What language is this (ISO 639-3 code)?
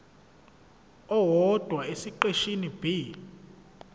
zul